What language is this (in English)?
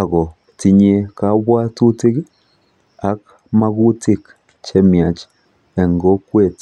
Kalenjin